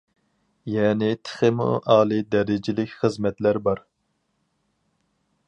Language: Uyghur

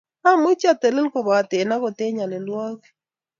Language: Kalenjin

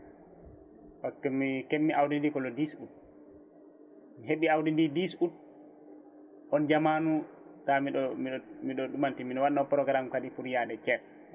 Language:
Fula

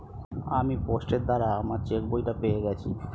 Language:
Bangla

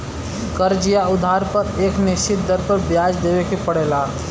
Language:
Bhojpuri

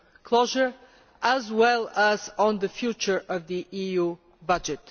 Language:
English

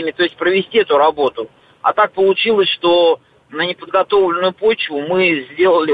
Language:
Russian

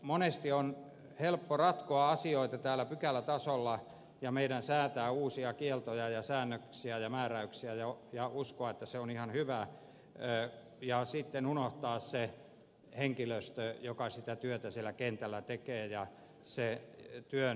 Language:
Finnish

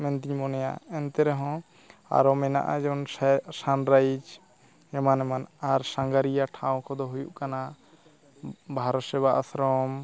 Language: Santali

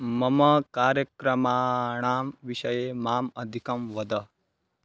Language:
Sanskrit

